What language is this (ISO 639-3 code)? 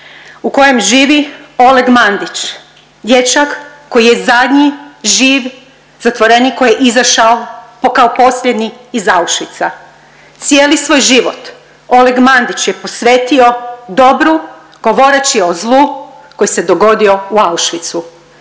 hrv